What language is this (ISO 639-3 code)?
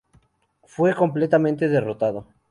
spa